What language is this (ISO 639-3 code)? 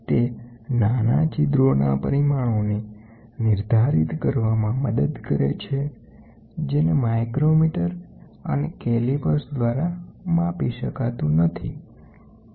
guj